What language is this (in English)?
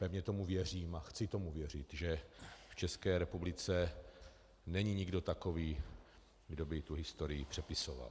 Czech